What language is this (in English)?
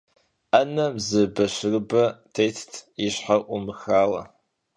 Kabardian